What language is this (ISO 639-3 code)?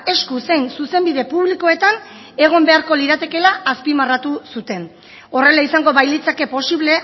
eus